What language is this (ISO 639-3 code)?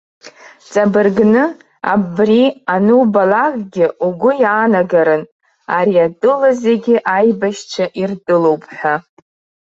abk